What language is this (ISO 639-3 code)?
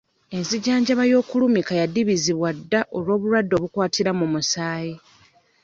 lug